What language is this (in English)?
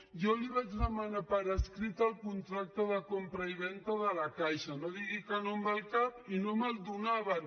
Catalan